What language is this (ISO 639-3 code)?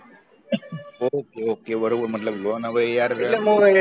guj